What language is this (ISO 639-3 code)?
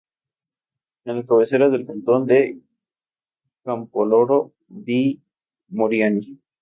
spa